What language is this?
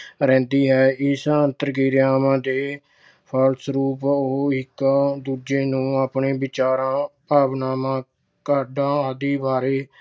Punjabi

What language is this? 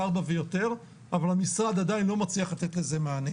Hebrew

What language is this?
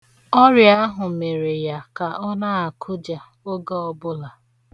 Igbo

